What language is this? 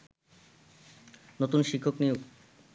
Bangla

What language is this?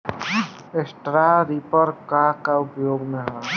Bhojpuri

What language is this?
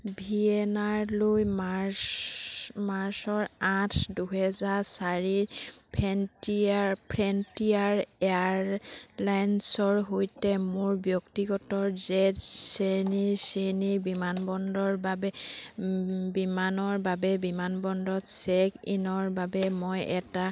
Assamese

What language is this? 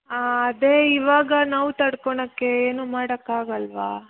Kannada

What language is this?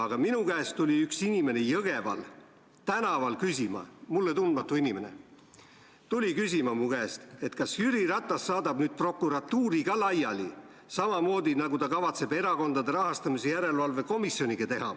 Estonian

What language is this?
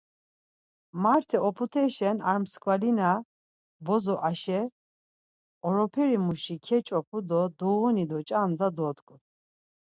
Laz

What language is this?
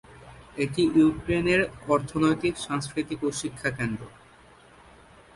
Bangla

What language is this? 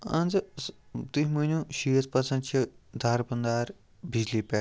Kashmiri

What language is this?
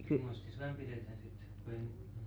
Finnish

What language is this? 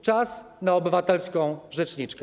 Polish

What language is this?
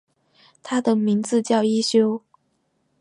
Chinese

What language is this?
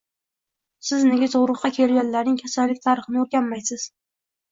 Uzbek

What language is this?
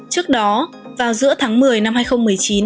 Vietnamese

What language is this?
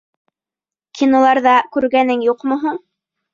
Bashkir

